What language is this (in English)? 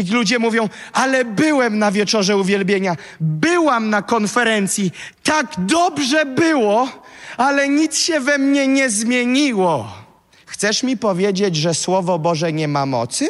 Polish